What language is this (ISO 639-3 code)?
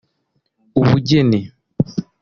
kin